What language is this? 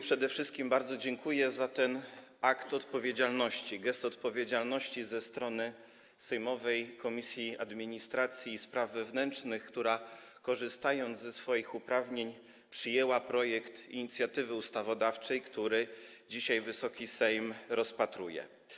Polish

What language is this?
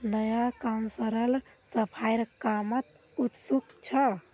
Magahi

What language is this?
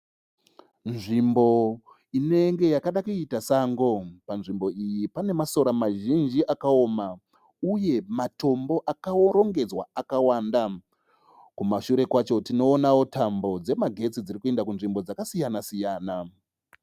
Shona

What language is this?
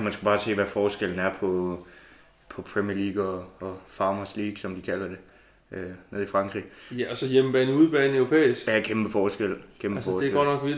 Danish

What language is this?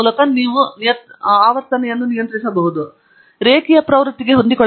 Kannada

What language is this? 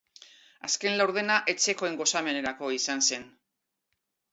Basque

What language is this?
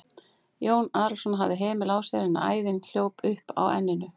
Icelandic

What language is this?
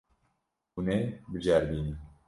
Kurdish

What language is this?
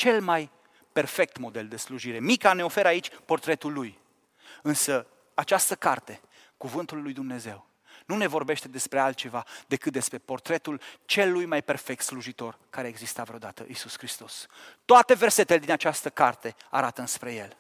Romanian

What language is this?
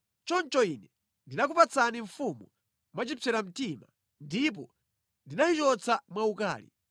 Nyanja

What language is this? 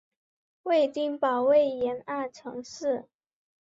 Chinese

